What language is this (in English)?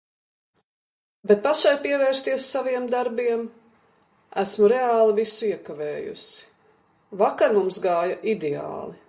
Latvian